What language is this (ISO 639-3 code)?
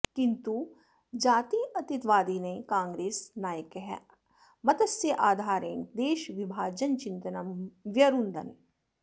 san